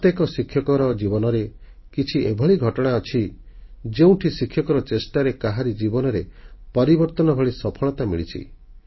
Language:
Odia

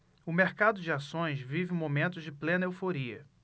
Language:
Portuguese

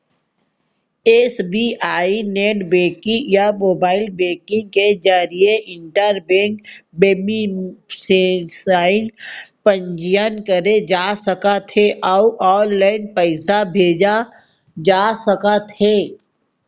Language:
Chhattisgarhi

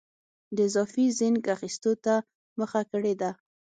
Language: Pashto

